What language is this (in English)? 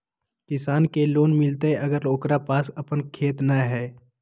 Magahi